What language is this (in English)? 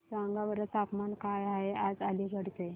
Marathi